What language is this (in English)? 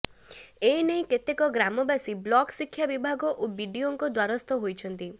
Odia